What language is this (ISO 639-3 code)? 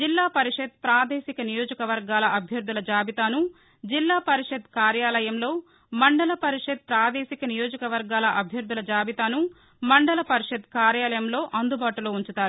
tel